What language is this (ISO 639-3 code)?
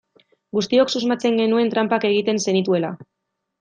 eus